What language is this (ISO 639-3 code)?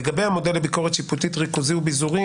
heb